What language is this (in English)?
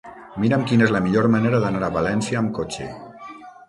Catalan